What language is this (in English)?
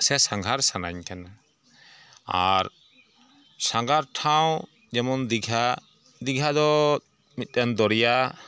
Santali